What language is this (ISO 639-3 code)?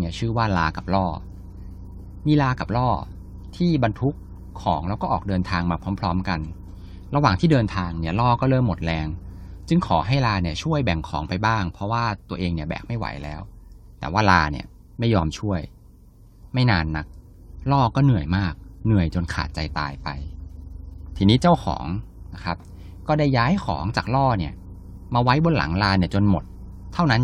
tha